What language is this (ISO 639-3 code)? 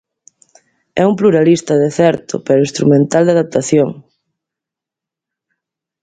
glg